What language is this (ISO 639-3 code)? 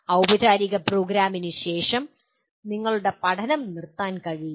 mal